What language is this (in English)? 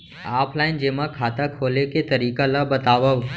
Chhattisgarhi